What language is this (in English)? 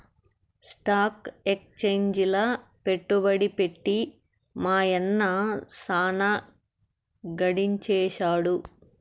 Telugu